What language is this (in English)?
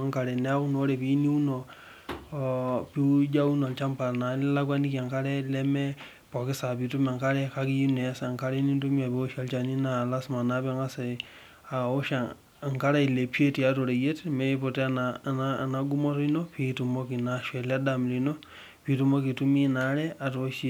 Masai